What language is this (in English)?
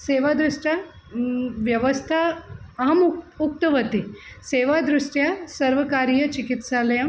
Sanskrit